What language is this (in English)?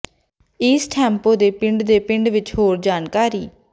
Punjabi